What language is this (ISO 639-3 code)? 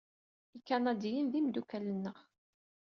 kab